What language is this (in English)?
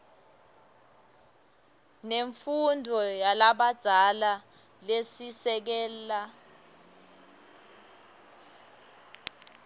Swati